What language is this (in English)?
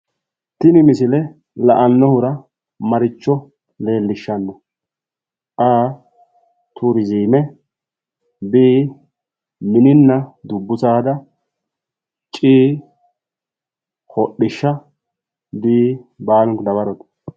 Sidamo